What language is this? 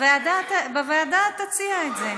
Hebrew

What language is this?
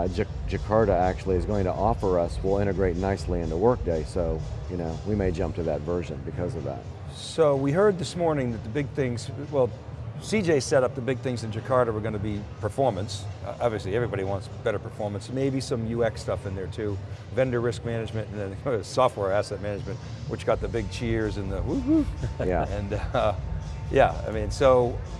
English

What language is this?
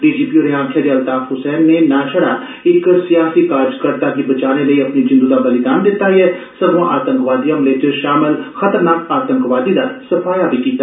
Dogri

